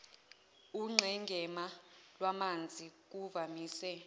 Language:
Zulu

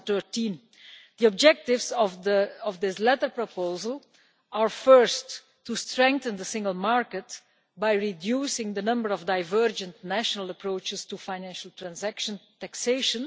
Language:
English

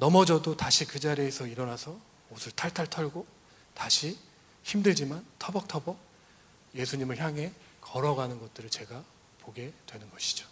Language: Korean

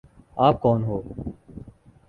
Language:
Urdu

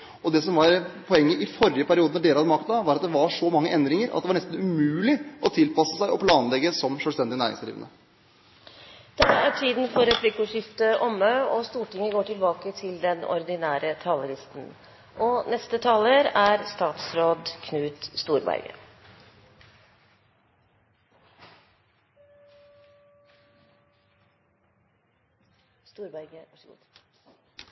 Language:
Norwegian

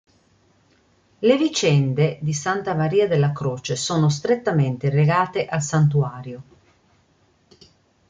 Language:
Italian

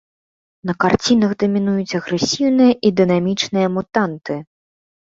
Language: Belarusian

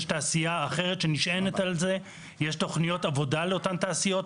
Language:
Hebrew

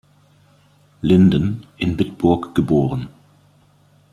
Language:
German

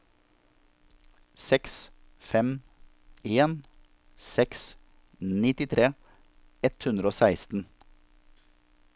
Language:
Norwegian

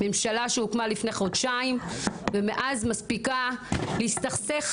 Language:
Hebrew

